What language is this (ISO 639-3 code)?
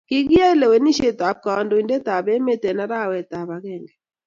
kln